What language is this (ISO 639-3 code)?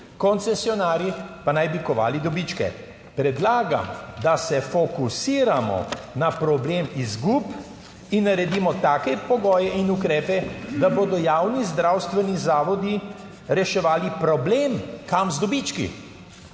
slv